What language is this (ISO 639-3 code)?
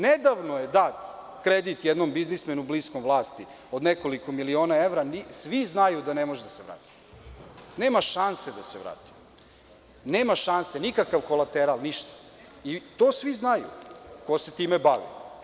srp